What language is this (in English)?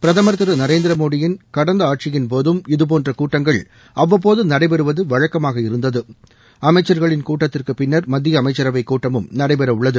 Tamil